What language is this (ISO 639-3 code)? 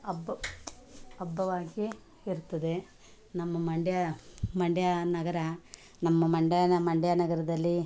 kan